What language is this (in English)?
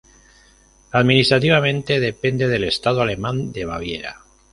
Spanish